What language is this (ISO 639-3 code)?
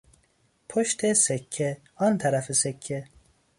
fas